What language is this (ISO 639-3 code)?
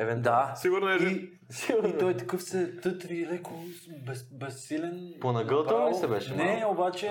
bul